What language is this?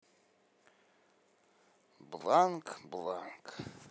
Russian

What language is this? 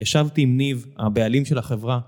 Hebrew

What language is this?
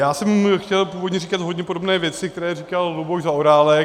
Czech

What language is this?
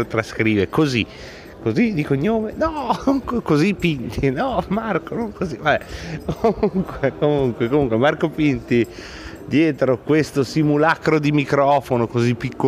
Italian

